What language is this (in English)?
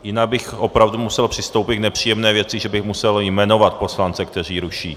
Czech